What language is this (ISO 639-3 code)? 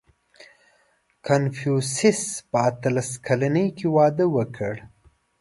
pus